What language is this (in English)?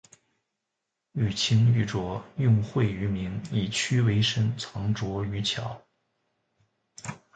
Chinese